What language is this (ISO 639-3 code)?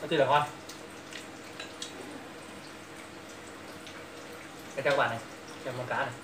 vie